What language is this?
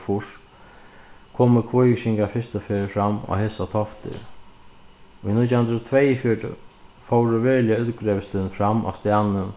Faroese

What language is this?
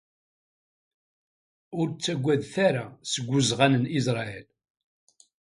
Kabyle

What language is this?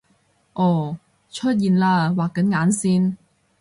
Cantonese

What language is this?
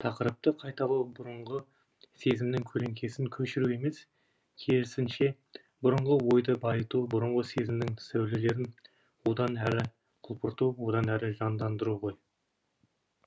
Kazakh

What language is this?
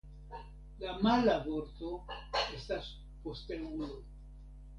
Esperanto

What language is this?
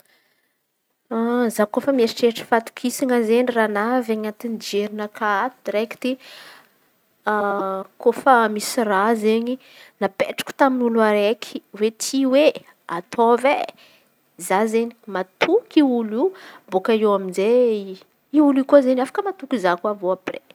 Antankarana Malagasy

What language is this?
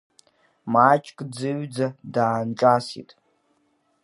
Abkhazian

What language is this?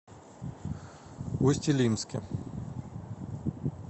Russian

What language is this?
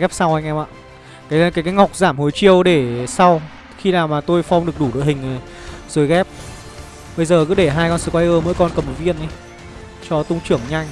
Vietnamese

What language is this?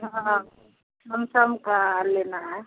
Hindi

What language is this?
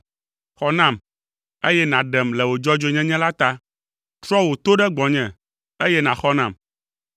Ewe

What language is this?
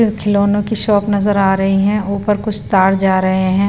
Hindi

